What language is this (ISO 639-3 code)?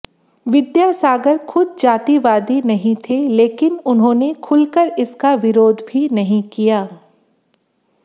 hin